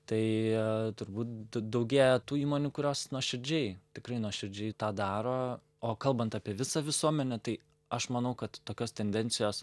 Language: Lithuanian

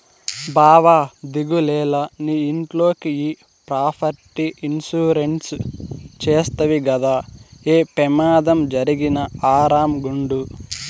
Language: Telugu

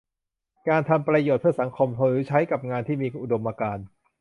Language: Thai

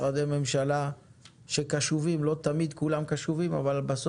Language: Hebrew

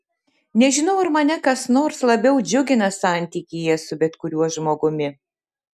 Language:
Lithuanian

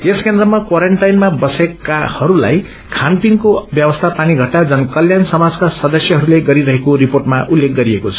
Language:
Nepali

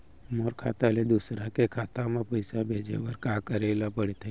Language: Chhattisgarhi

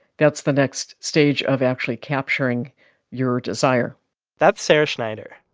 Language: English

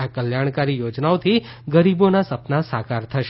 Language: Gujarati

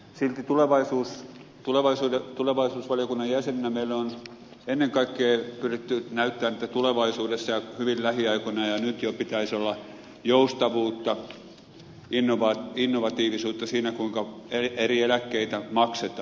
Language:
Finnish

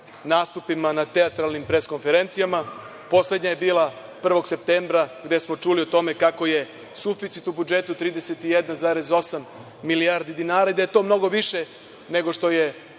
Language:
Serbian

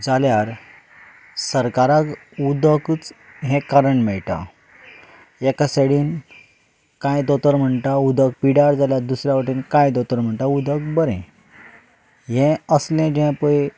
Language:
Konkani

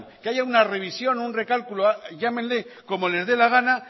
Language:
Spanish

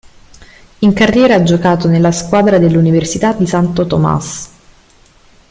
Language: Italian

